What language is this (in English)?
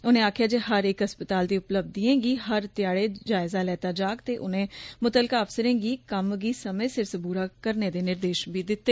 Dogri